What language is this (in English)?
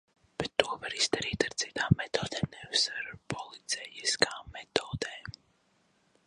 Latvian